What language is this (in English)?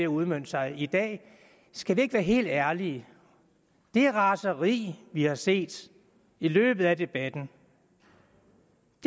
Danish